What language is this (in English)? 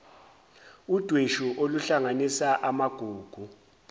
Zulu